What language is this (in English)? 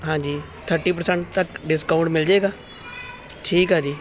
Punjabi